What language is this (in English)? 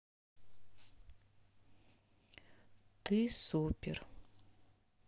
Russian